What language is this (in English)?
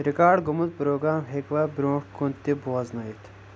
Kashmiri